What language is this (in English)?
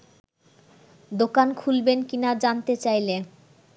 Bangla